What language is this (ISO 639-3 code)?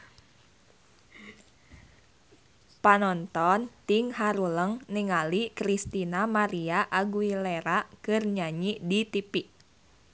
sun